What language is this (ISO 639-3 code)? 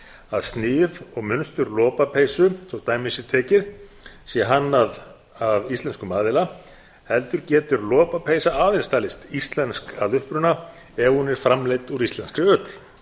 isl